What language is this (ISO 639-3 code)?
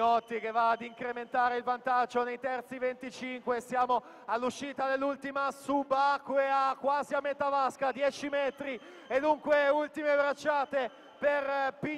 ita